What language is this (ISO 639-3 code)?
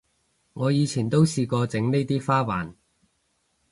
yue